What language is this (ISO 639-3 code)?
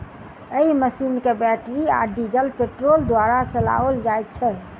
mai